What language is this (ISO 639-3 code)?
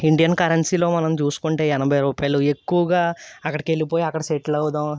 tel